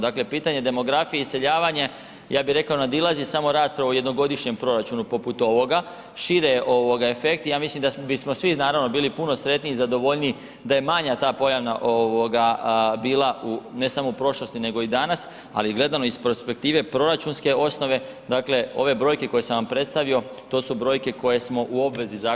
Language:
Croatian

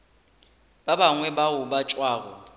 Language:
Northern Sotho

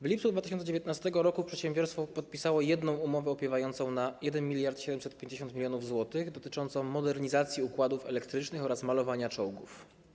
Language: Polish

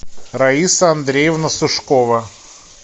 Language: Russian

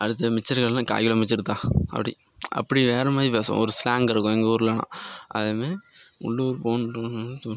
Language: Tamil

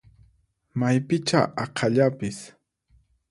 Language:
Puno Quechua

